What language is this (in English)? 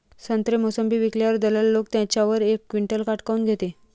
Marathi